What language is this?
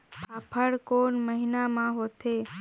Chhattisgarhi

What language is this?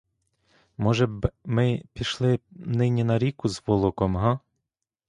Ukrainian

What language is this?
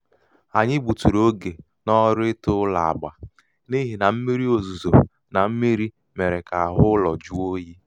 Igbo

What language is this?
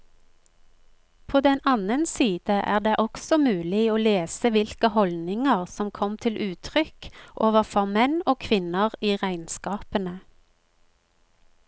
Norwegian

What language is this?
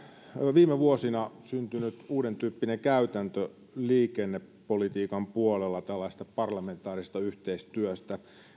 Finnish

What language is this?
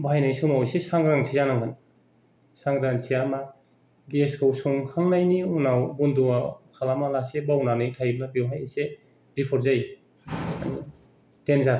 Bodo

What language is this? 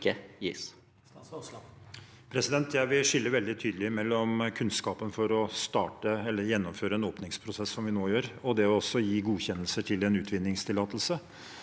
Norwegian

